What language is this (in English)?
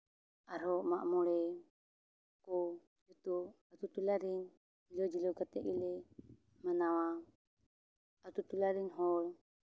Santali